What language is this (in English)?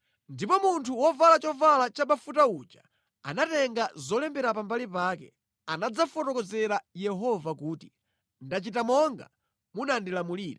Nyanja